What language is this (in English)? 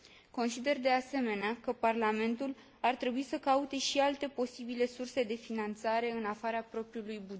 Romanian